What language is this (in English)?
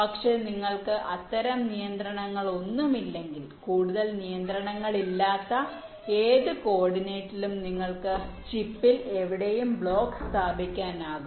Malayalam